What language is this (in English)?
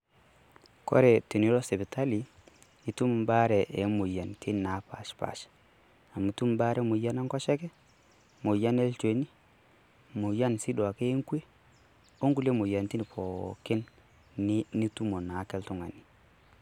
Masai